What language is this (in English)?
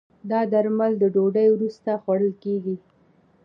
Pashto